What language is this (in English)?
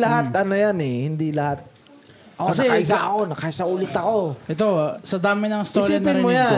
Filipino